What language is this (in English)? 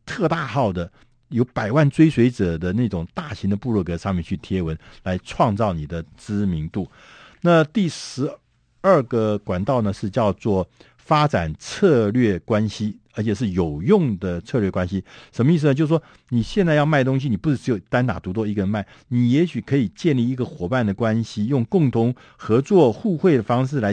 Chinese